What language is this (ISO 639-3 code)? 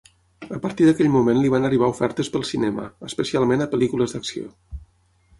cat